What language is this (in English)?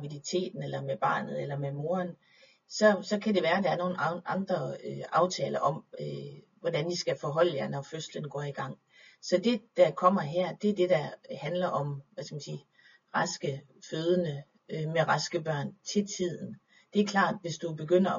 Danish